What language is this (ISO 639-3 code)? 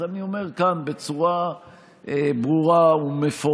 heb